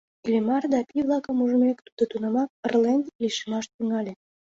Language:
Mari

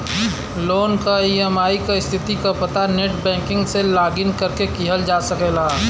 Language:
Bhojpuri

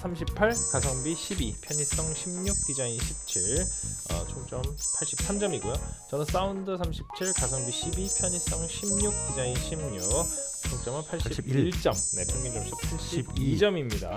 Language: Korean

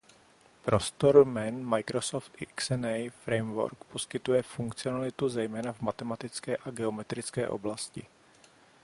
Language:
Czech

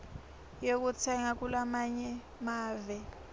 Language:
Swati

